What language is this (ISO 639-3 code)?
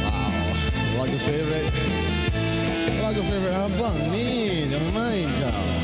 msa